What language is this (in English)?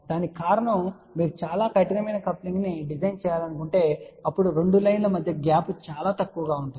Telugu